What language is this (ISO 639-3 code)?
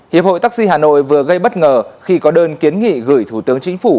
vie